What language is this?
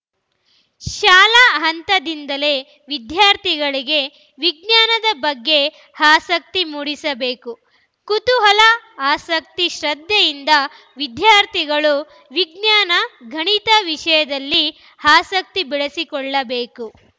Kannada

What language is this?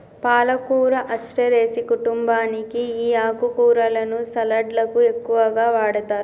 Telugu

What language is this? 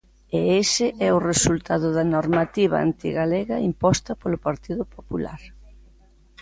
Galician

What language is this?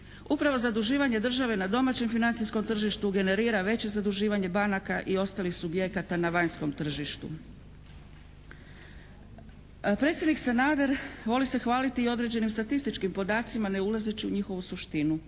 Croatian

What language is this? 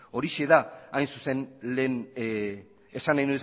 Basque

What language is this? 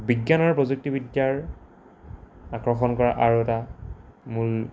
Assamese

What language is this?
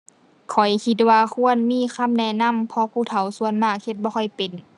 Thai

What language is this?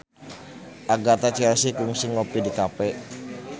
Sundanese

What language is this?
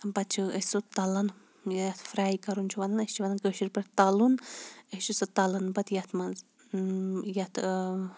Kashmiri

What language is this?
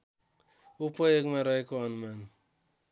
Nepali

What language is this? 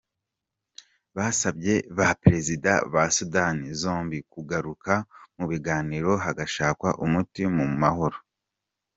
Kinyarwanda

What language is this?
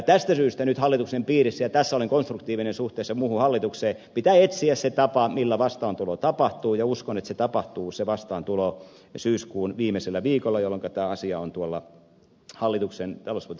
Finnish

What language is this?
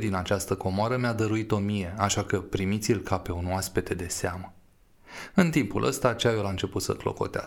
Romanian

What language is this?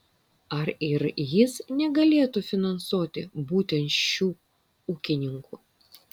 Lithuanian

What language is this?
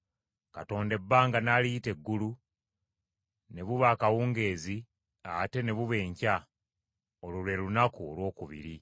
Ganda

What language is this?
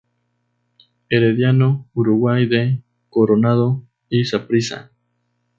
Spanish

